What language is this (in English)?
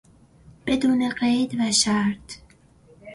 Persian